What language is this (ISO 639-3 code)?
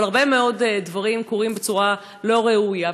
heb